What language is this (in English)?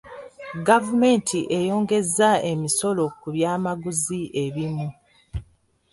Ganda